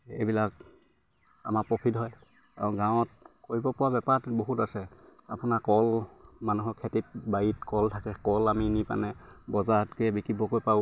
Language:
Assamese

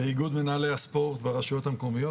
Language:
Hebrew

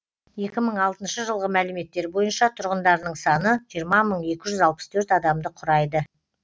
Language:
Kazakh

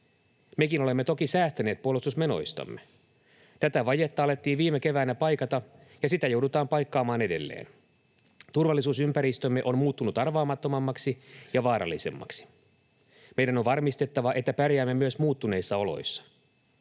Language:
Finnish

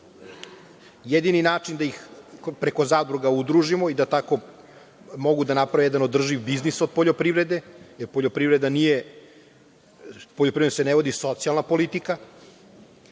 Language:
Serbian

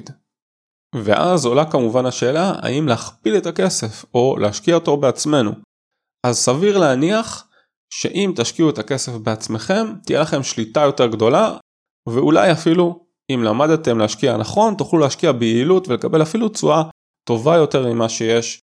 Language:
Hebrew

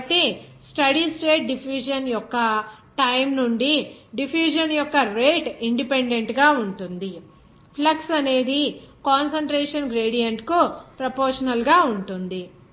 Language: Telugu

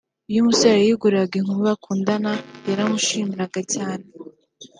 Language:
Kinyarwanda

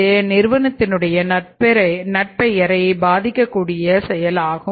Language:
Tamil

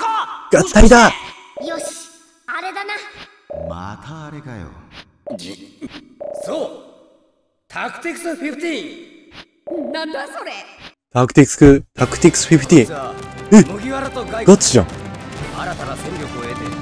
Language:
Japanese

